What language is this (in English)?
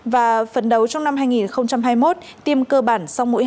Vietnamese